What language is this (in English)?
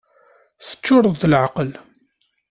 Kabyle